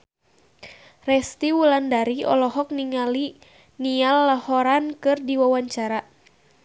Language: Sundanese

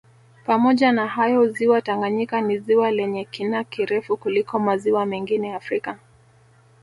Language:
Swahili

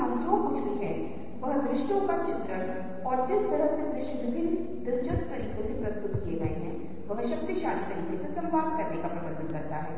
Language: Hindi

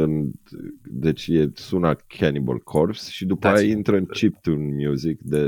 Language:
Romanian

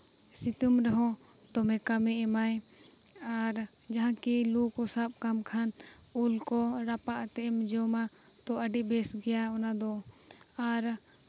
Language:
Santali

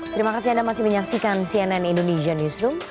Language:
Indonesian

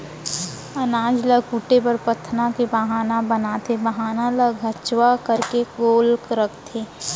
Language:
Chhattisgarhi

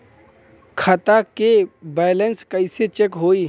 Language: Bhojpuri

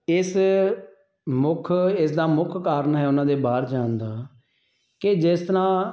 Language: Punjabi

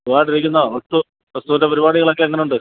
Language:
Malayalam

